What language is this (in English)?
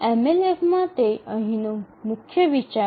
Gujarati